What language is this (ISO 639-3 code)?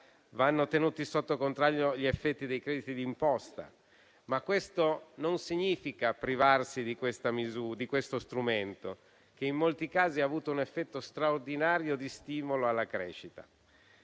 ita